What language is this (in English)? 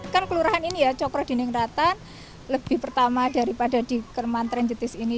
Indonesian